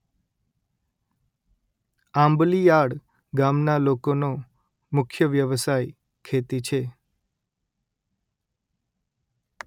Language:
Gujarati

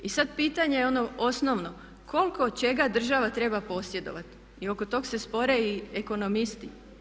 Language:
Croatian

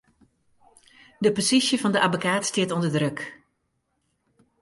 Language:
Western Frisian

